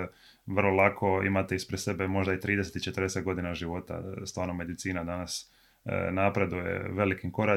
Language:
Croatian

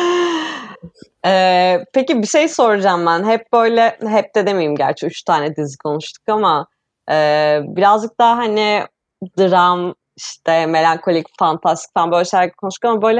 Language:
Turkish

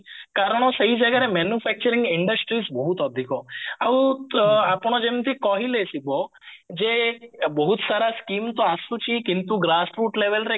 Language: Odia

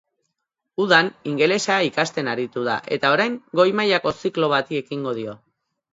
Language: Basque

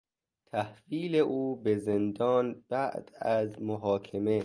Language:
Persian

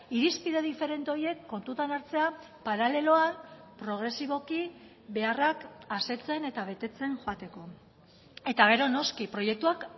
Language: Basque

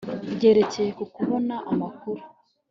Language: Kinyarwanda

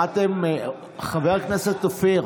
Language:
Hebrew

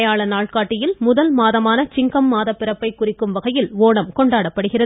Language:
Tamil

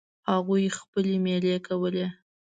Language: Pashto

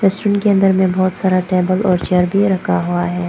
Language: Hindi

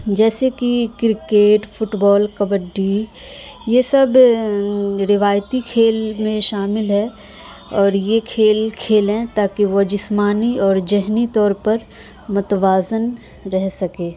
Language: Urdu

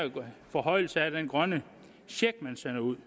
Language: Danish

